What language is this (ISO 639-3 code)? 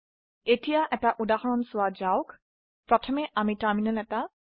asm